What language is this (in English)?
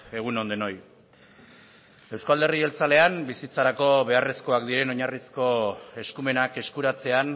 Basque